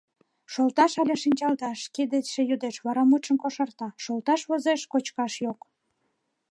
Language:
Mari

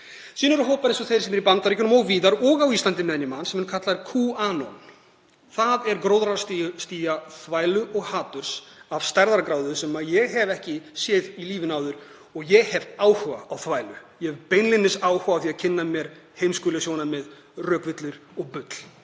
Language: Icelandic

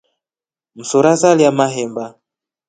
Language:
Rombo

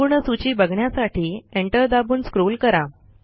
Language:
Marathi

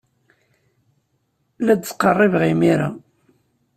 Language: Kabyle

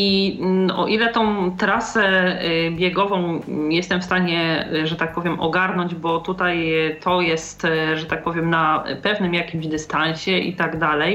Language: Polish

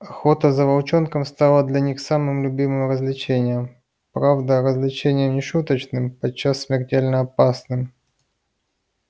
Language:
Russian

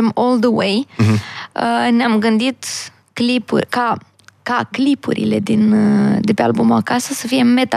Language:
Romanian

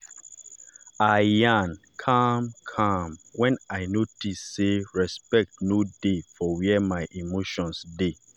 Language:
Nigerian Pidgin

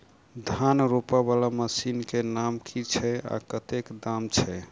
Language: Maithili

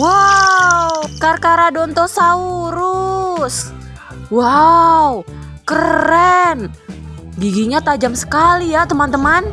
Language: Indonesian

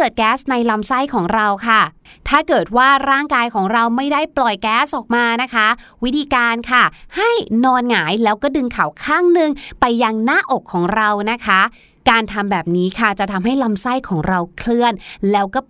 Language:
Thai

